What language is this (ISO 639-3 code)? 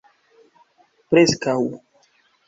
epo